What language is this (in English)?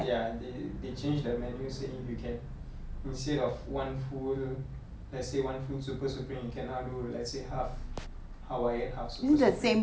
English